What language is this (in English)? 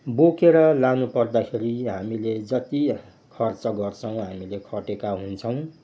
Nepali